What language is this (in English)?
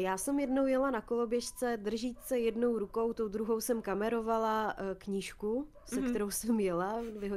Czech